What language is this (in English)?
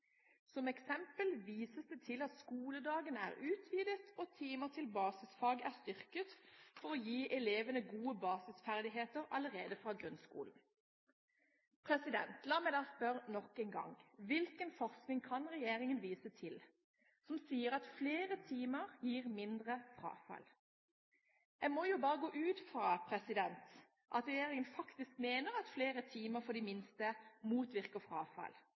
Norwegian Bokmål